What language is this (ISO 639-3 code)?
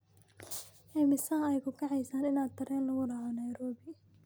som